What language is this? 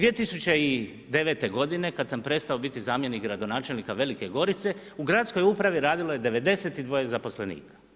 Croatian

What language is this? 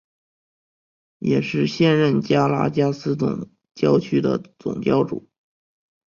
Chinese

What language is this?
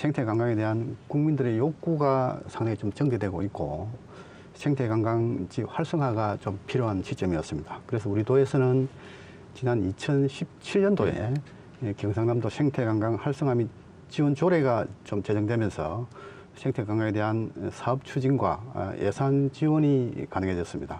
Korean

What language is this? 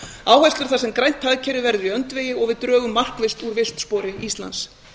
Icelandic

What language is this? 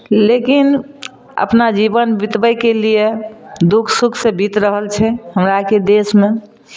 Maithili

